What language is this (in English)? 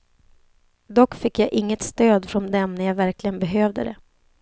Swedish